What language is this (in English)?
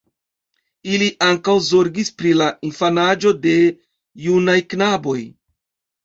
Esperanto